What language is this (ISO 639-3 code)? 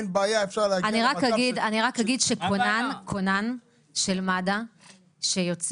heb